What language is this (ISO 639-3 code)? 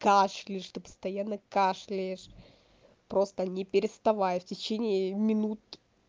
rus